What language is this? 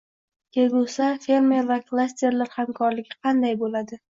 Uzbek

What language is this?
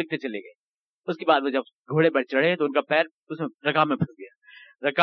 Urdu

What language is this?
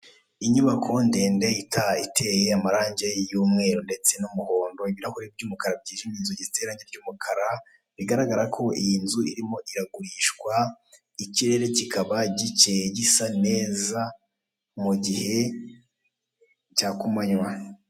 Kinyarwanda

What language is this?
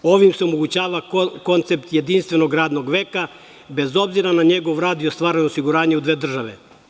Serbian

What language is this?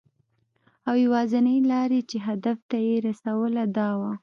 Pashto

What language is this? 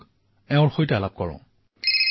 Assamese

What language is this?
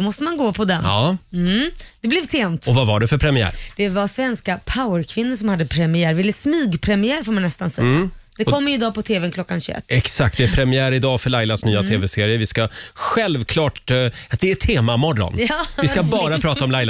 Swedish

